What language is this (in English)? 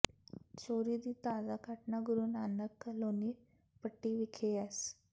Punjabi